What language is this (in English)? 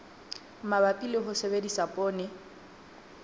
Southern Sotho